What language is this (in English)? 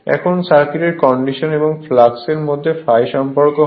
Bangla